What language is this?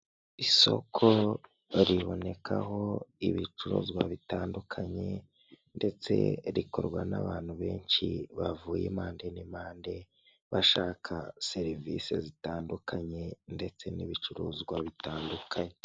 Kinyarwanda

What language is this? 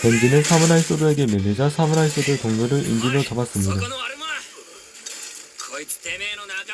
Korean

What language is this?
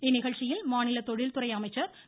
Tamil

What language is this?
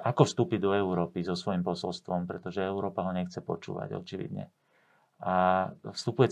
Slovak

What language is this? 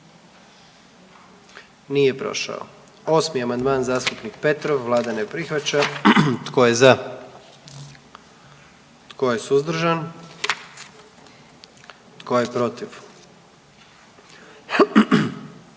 Croatian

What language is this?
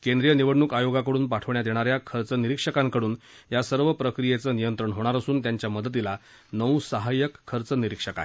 Marathi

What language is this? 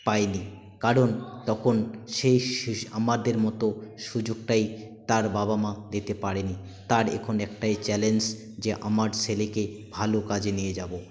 Bangla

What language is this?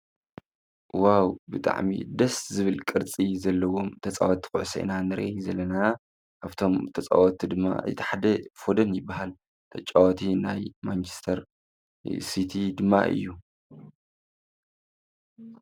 Tigrinya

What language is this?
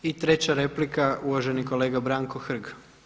Croatian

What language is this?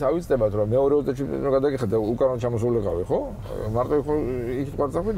Arabic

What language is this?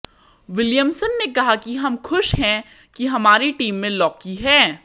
Hindi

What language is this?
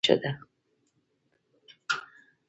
Pashto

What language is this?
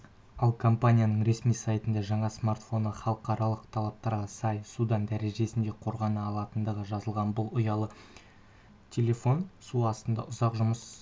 Kazakh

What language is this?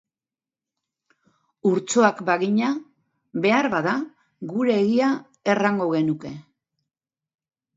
Basque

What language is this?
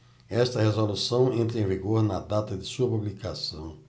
Portuguese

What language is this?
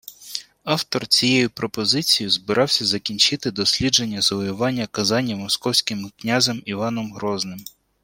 Ukrainian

